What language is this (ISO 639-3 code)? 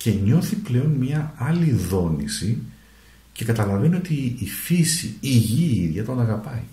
ell